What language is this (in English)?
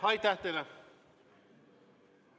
Estonian